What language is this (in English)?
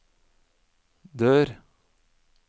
Norwegian